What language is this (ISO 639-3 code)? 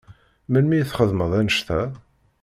kab